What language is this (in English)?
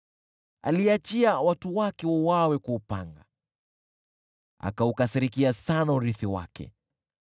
Swahili